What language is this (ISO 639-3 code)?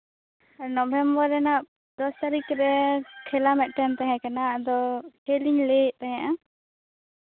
sat